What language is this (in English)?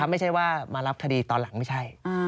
Thai